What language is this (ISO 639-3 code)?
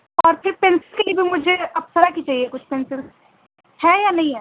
urd